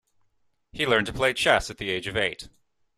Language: English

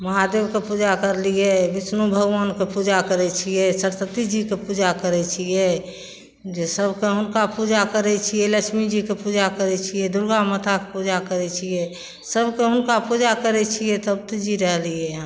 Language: Maithili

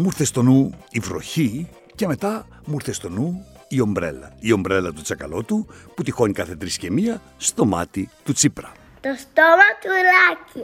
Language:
Greek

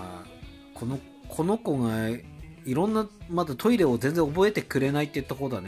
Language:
Japanese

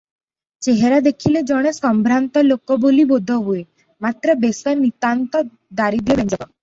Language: Odia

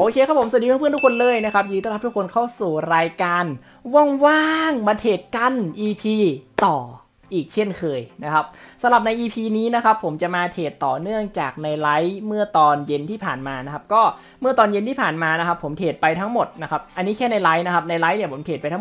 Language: Thai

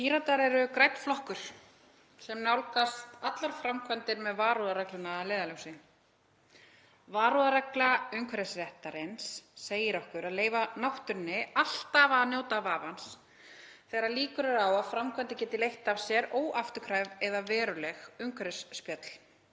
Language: Icelandic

